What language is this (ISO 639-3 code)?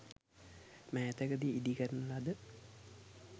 sin